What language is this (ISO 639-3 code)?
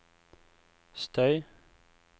nor